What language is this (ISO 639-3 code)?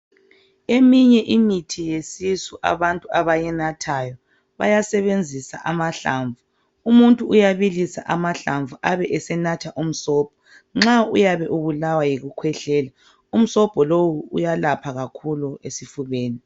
nde